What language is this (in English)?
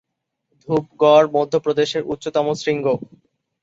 Bangla